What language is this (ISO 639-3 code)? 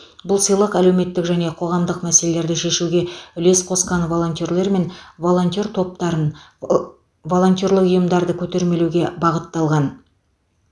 kaz